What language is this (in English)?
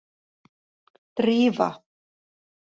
Icelandic